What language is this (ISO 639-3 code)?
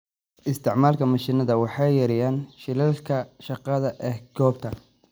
som